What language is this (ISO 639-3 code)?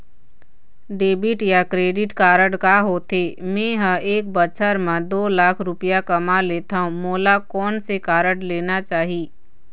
hne